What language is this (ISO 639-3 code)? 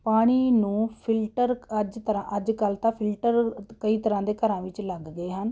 pan